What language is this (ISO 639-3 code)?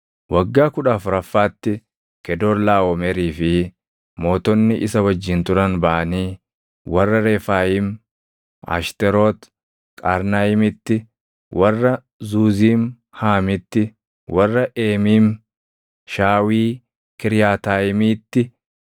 orm